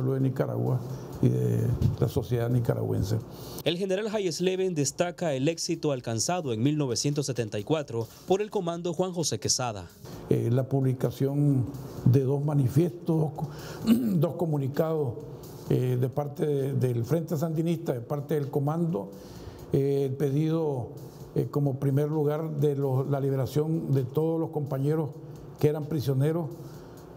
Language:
Spanish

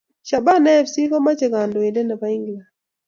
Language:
Kalenjin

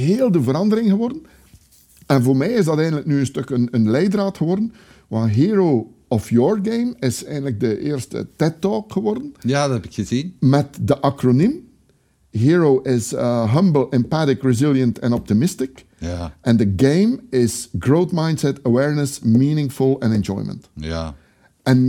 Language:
Dutch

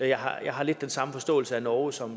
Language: Danish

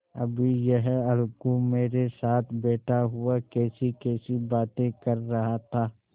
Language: Hindi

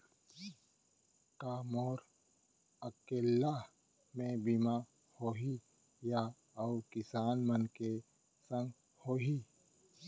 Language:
Chhattisgarhi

